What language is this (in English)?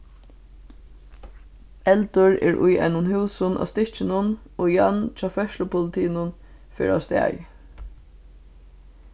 Faroese